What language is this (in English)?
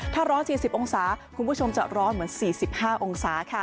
Thai